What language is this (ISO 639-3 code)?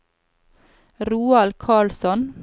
nor